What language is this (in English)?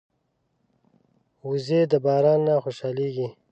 Pashto